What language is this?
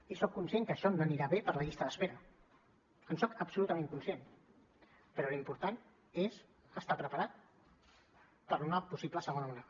Catalan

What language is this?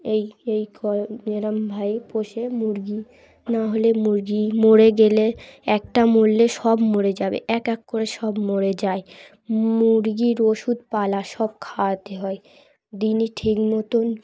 Bangla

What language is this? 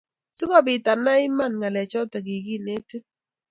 Kalenjin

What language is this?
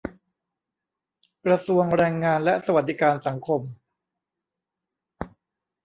Thai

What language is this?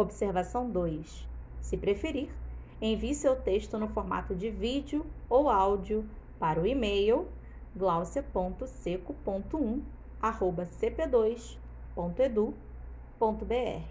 Portuguese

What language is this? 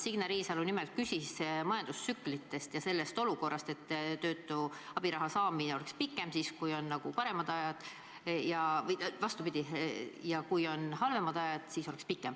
Estonian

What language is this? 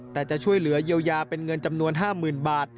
Thai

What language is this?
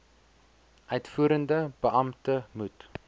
Afrikaans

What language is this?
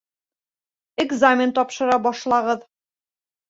Bashkir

